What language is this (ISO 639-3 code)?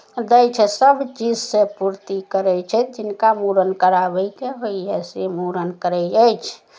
mai